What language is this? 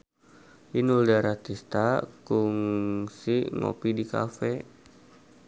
Sundanese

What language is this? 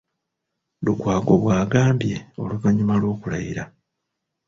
Ganda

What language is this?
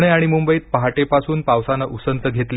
Marathi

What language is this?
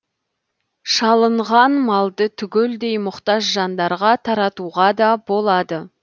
Kazakh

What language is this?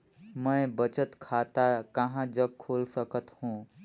Chhattisgarhi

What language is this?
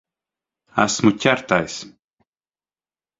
Latvian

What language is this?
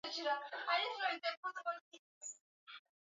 Swahili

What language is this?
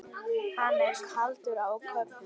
Icelandic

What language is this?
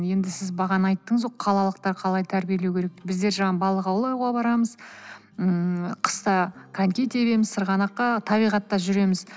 Kazakh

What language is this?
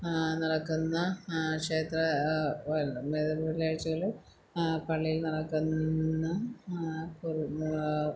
Malayalam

